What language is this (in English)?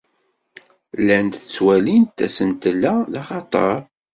Kabyle